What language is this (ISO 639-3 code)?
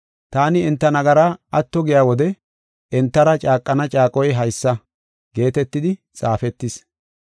gof